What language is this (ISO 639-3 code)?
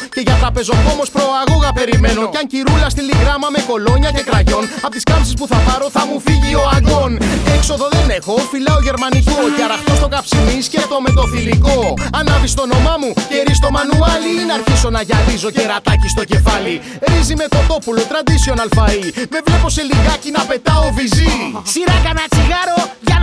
ell